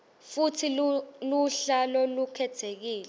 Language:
Swati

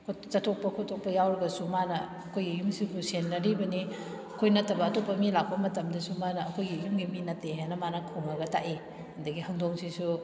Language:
Manipuri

